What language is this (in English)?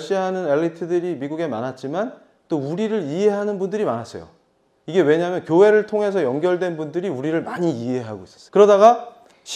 Korean